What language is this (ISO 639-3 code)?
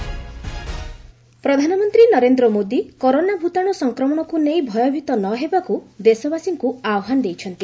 ori